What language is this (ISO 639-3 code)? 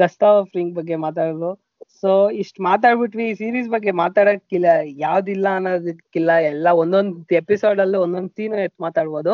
kan